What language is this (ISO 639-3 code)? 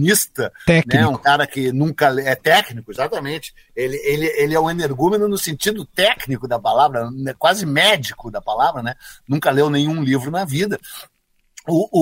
por